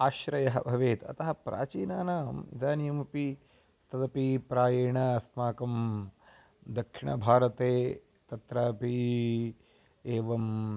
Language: Sanskrit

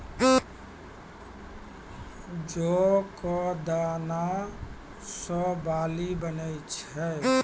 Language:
Maithili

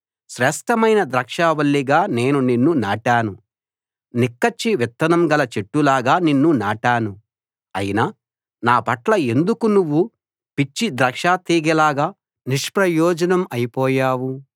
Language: Telugu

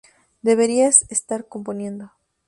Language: Spanish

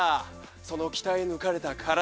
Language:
Japanese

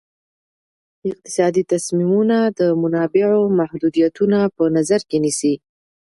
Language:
Pashto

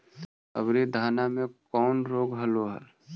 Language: Magahi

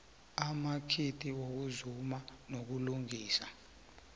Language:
South Ndebele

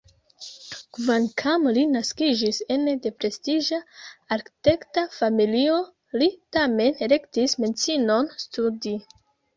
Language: Esperanto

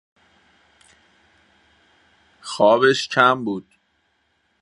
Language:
Persian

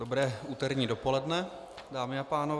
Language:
Czech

